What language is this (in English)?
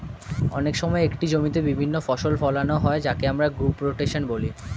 Bangla